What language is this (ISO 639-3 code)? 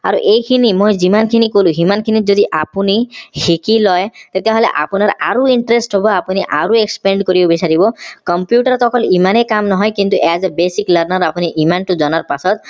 asm